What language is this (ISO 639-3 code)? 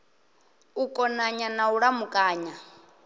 ven